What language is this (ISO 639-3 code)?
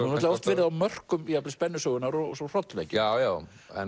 isl